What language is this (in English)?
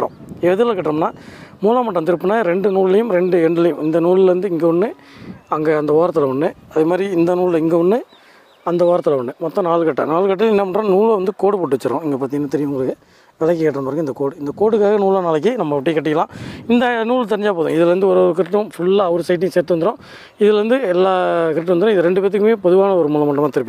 Indonesian